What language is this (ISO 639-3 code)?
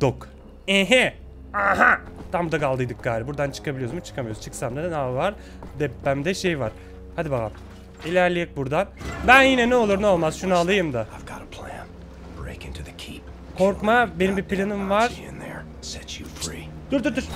tur